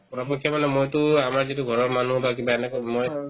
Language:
Assamese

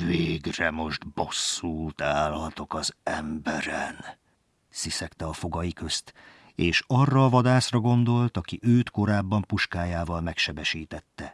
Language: Hungarian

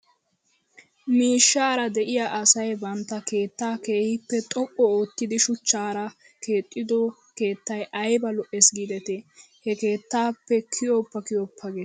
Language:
Wolaytta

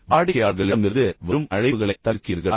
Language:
Tamil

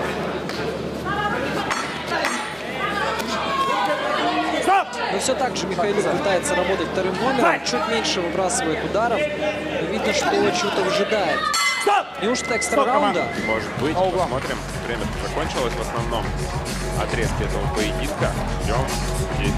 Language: Russian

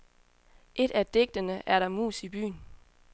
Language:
Danish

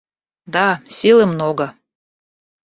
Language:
Russian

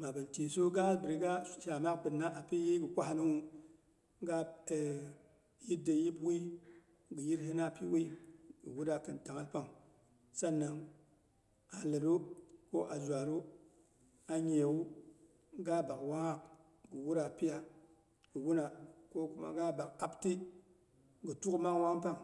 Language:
Boghom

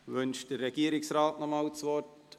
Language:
Swiss German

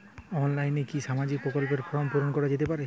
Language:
Bangla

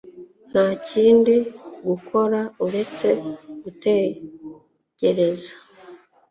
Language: Kinyarwanda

